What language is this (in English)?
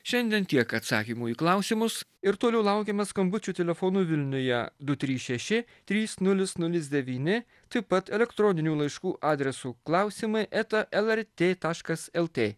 Lithuanian